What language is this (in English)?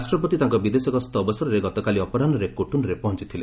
Odia